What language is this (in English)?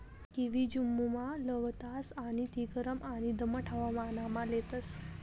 Marathi